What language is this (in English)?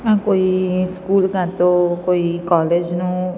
Gujarati